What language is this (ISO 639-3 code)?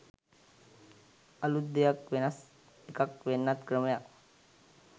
sin